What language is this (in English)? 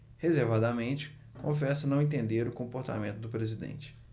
Portuguese